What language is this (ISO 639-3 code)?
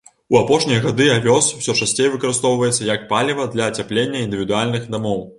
bel